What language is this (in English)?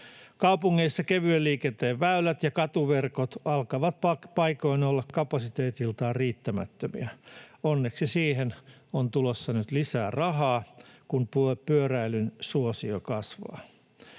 Finnish